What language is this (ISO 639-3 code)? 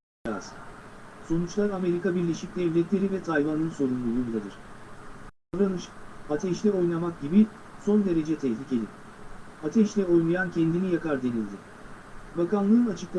tur